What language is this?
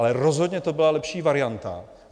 Czech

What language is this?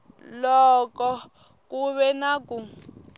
Tsonga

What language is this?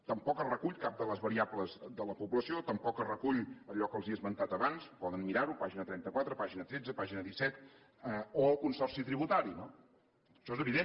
Catalan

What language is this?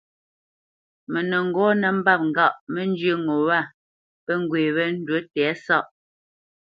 Bamenyam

